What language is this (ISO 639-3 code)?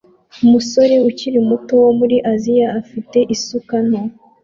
kin